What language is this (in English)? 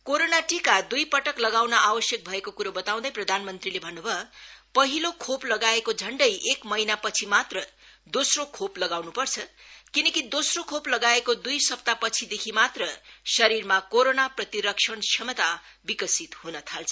Nepali